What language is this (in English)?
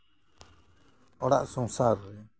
Santali